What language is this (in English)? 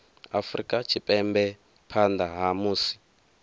Venda